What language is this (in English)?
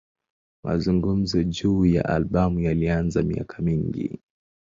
Swahili